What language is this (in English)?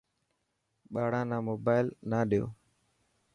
Dhatki